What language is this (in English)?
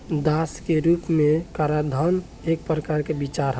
Bhojpuri